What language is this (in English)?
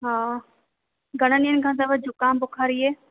Sindhi